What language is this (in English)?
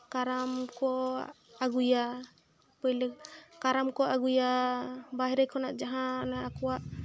Santali